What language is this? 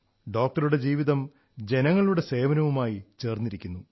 Malayalam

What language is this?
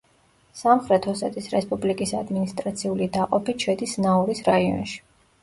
Georgian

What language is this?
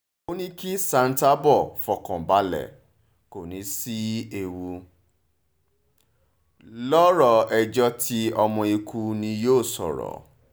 Yoruba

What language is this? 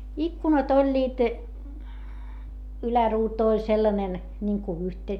Finnish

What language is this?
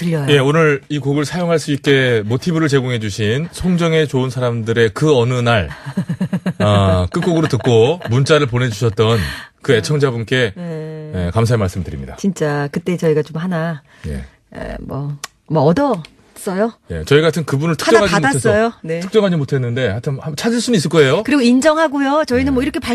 Korean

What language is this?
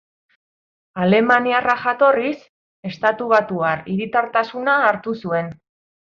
Basque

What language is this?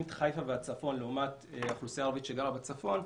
Hebrew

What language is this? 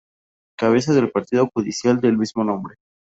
Spanish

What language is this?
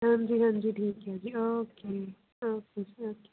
Punjabi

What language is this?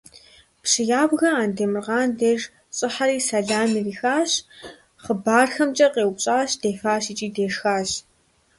Kabardian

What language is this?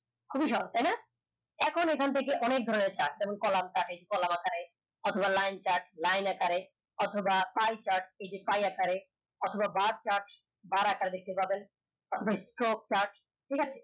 Bangla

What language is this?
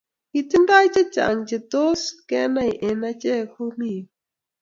Kalenjin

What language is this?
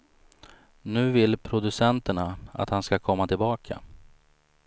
Swedish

